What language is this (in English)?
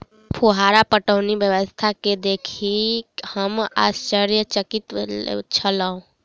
Maithili